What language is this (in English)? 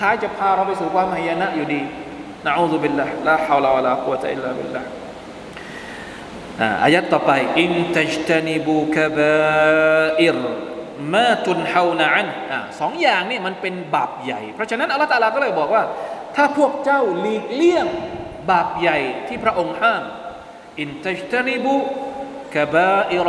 Thai